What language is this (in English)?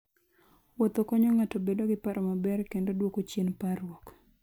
Luo (Kenya and Tanzania)